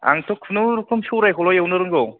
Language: Bodo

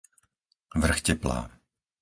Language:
Slovak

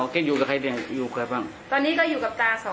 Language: Thai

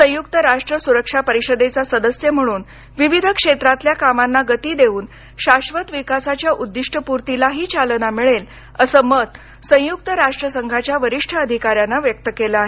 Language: Marathi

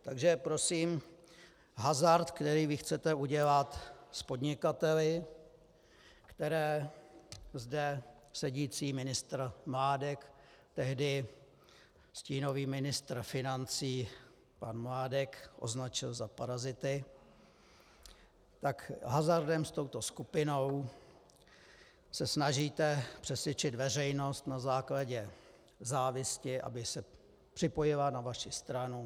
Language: Czech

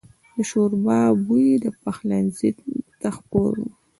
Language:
Pashto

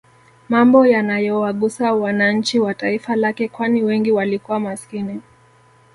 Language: Swahili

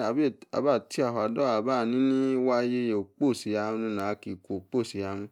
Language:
Yace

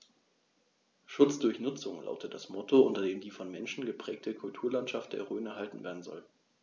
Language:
German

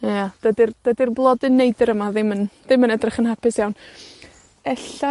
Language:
Welsh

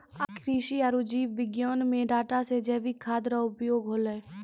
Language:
Maithili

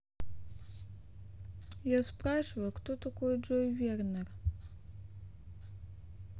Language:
Russian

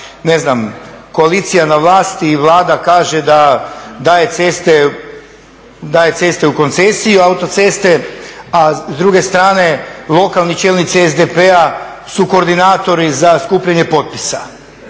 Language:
Croatian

